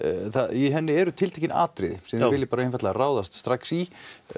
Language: Icelandic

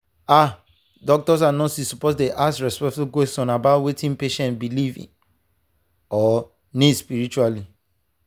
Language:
Nigerian Pidgin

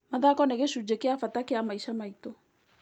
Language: Kikuyu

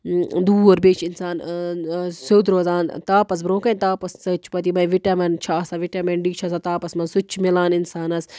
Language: Kashmiri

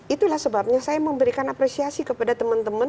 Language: Indonesian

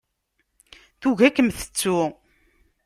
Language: Kabyle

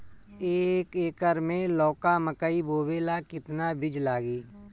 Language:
Bhojpuri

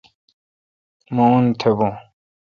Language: Kalkoti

